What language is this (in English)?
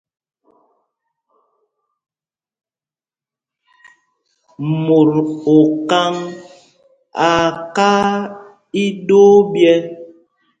Mpumpong